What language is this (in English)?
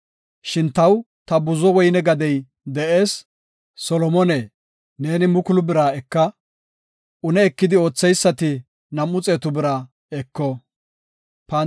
Gofa